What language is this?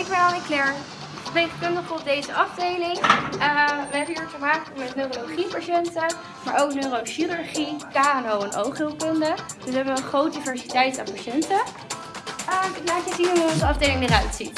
Dutch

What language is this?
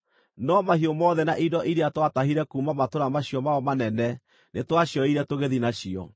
Kikuyu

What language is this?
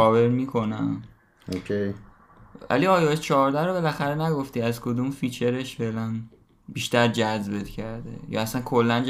Persian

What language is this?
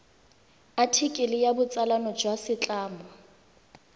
Tswana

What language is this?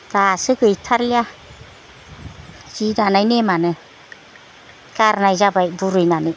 Bodo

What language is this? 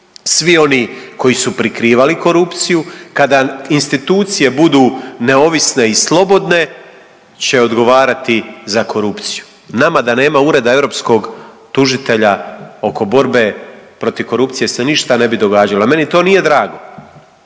Croatian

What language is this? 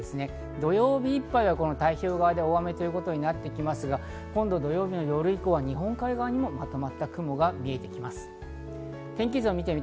Japanese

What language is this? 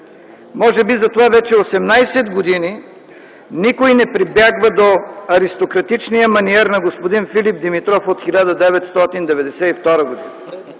Bulgarian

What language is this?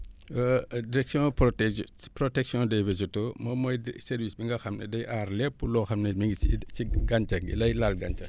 Wolof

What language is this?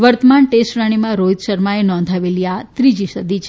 Gujarati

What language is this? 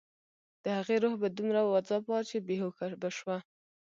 Pashto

